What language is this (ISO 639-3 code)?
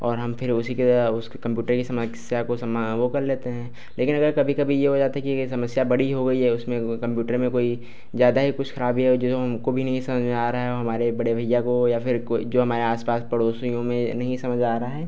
hin